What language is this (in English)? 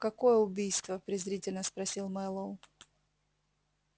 Russian